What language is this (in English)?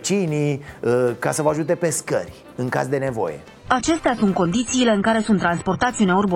Romanian